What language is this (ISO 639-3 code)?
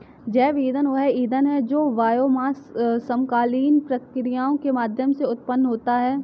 hin